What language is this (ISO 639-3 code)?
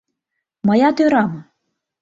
chm